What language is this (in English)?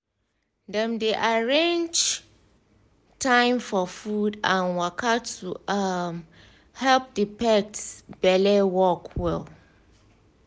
Nigerian Pidgin